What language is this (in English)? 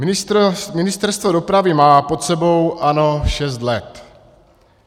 Czech